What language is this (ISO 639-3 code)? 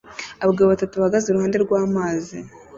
kin